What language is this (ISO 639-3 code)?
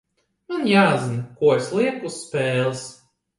lav